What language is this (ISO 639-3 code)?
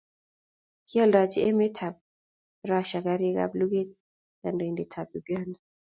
kln